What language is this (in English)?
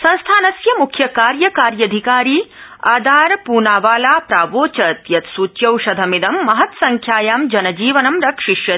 Sanskrit